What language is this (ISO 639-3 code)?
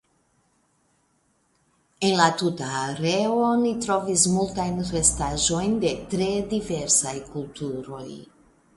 epo